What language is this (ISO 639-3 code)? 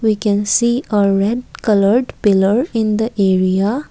eng